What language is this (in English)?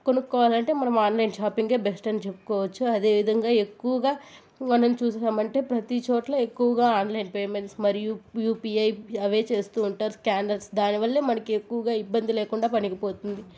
Telugu